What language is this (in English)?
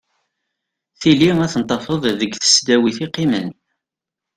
Kabyle